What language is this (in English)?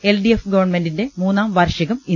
Malayalam